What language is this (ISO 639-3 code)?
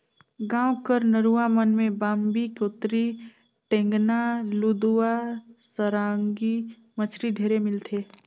hne